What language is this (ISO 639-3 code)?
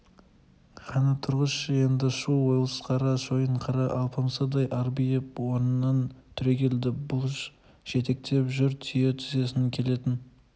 kaz